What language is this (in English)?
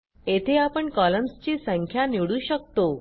Marathi